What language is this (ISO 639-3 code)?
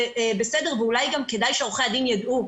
heb